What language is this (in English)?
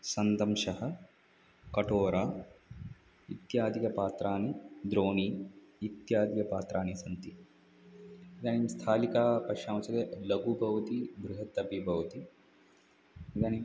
Sanskrit